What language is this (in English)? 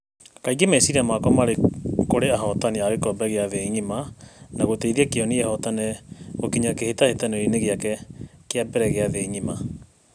Kikuyu